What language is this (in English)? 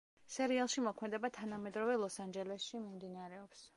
Georgian